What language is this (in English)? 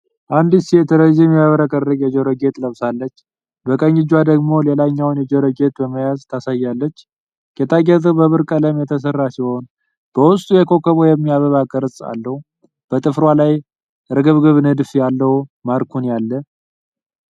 Amharic